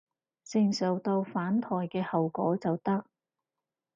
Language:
Cantonese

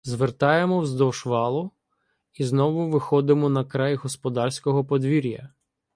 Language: Ukrainian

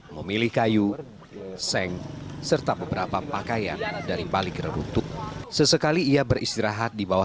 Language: Indonesian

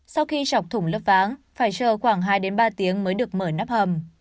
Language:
Vietnamese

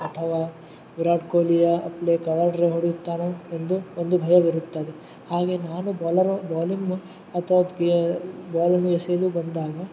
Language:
Kannada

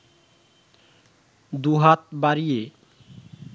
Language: Bangla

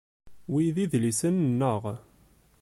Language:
Kabyle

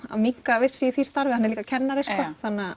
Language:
Icelandic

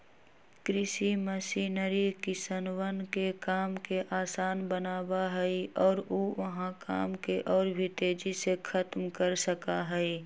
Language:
Magahi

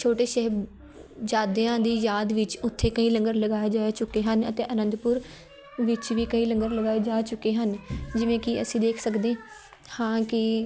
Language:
Punjabi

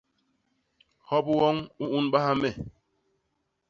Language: Basaa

